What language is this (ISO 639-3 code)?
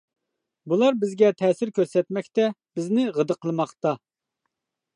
uig